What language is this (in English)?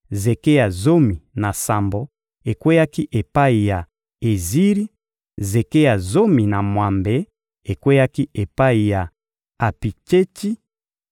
Lingala